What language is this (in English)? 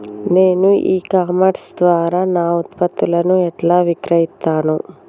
Telugu